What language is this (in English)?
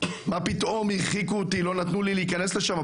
Hebrew